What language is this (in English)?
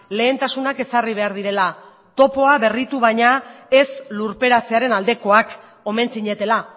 Basque